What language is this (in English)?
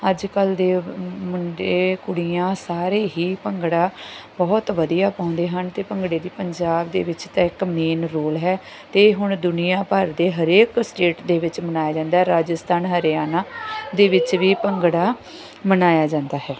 Punjabi